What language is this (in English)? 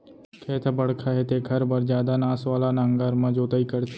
Chhattisgarhi